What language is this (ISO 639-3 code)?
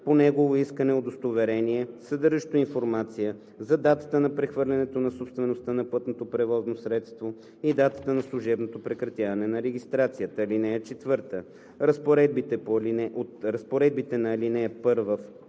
bul